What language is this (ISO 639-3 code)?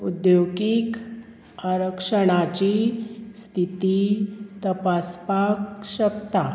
kok